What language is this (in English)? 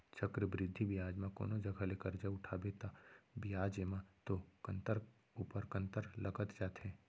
Chhattisgarhi